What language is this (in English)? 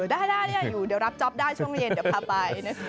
Thai